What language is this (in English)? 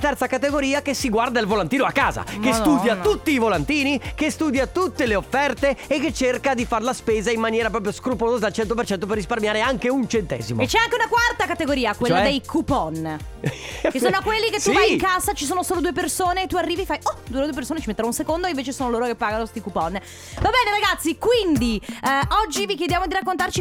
Italian